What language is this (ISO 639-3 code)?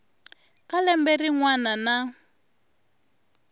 tso